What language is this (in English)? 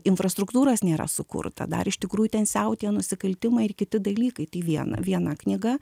Lithuanian